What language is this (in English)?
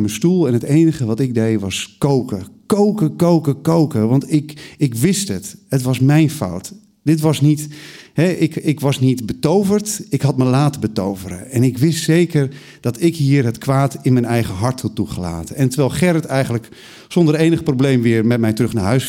Dutch